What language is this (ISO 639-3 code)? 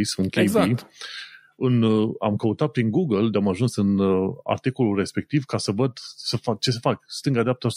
ron